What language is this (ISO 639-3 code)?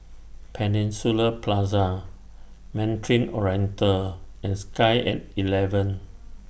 eng